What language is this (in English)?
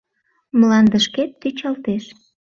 Mari